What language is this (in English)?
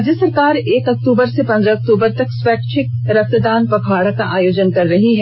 Hindi